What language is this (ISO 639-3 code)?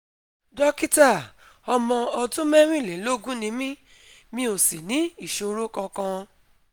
yor